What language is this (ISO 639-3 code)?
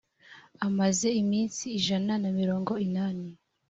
kin